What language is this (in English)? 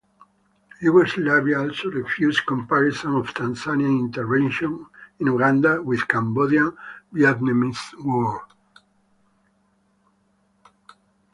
English